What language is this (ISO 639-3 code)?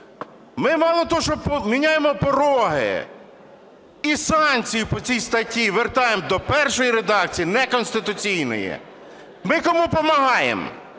ukr